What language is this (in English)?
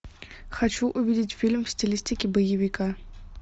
Russian